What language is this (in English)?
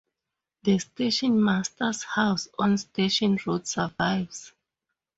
English